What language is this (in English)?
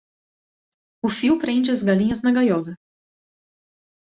Portuguese